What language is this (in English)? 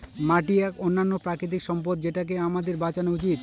Bangla